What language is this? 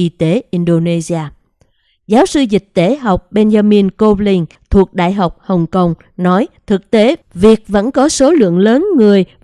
Vietnamese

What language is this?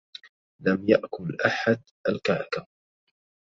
Arabic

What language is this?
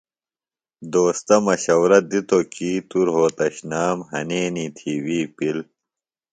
Phalura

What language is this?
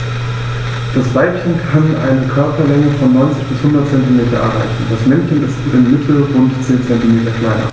German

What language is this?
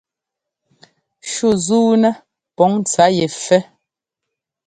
Ngomba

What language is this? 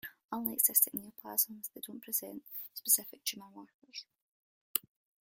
English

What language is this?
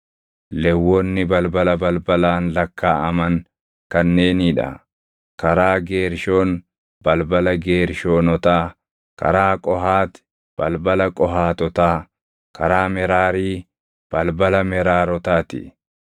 Oromo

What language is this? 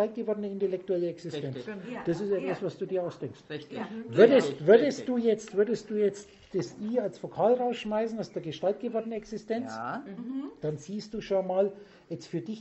German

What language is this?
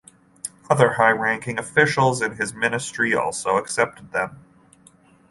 English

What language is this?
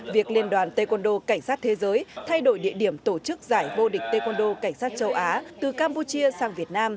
Vietnamese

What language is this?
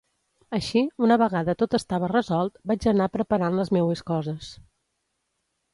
Catalan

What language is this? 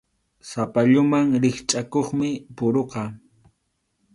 Arequipa-La Unión Quechua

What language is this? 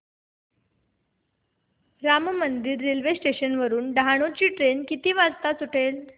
Marathi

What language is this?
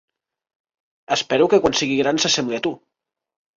Catalan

